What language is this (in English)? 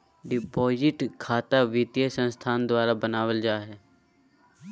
Magahi